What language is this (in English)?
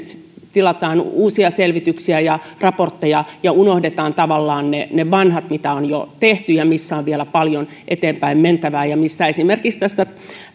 Finnish